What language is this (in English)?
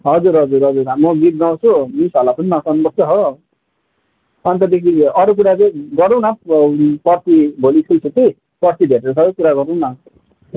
Nepali